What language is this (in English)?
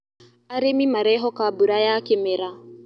Kikuyu